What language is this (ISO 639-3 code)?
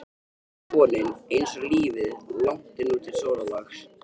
isl